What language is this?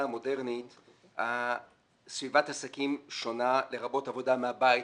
Hebrew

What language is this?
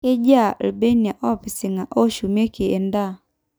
Masai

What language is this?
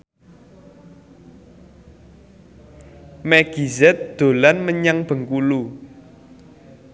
Javanese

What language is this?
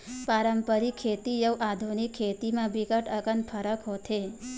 Chhattisgarhi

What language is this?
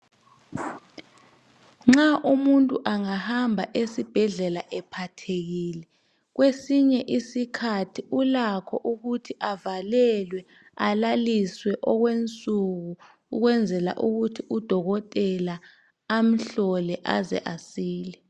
North Ndebele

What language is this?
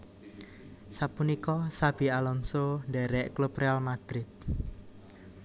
Javanese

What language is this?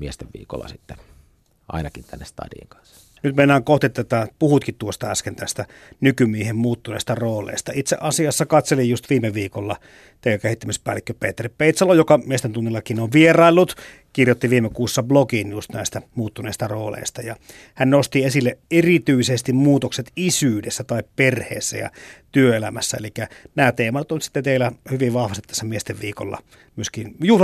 Finnish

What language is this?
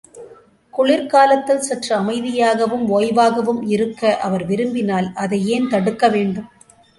Tamil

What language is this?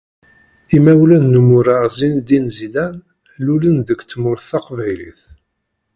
Kabyle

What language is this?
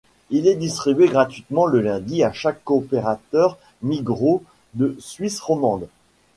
French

